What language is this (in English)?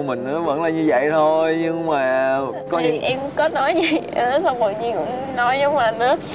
Vietnamese